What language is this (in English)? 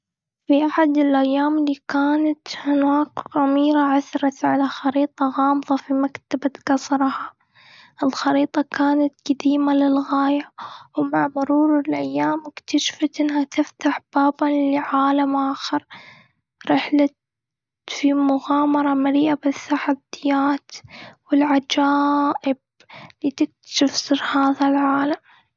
Gulf Arabic